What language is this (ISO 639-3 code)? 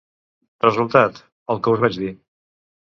cat